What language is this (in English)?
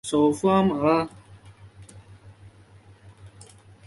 Chinese